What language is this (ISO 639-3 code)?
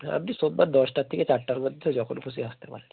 ben